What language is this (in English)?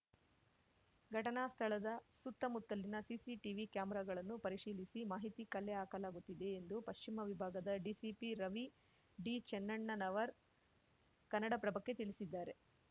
Kannada